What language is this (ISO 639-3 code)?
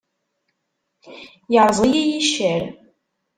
kab